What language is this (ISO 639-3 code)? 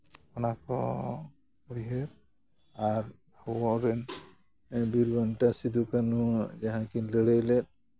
sat